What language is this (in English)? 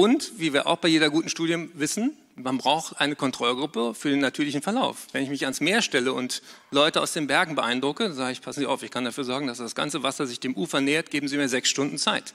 German